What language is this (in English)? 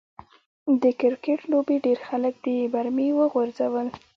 Pashto